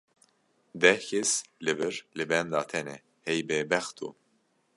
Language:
Kurdish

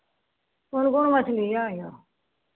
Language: Maithili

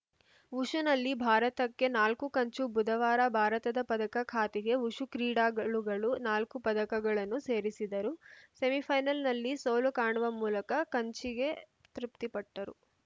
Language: Kannada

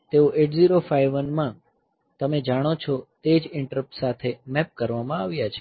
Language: Gujarati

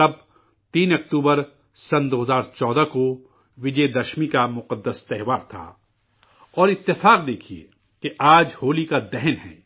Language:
Urdu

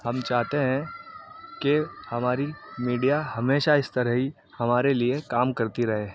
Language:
Urdu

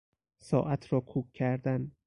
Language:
Persian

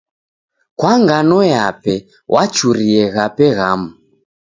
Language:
Taita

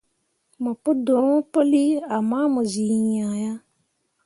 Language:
Mundang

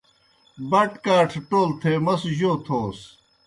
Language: Kohistani Shina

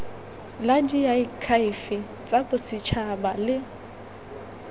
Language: Tswana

